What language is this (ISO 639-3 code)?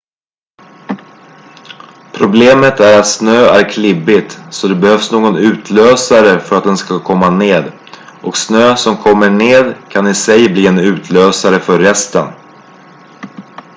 swe